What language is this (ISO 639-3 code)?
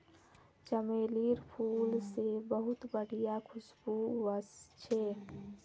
mag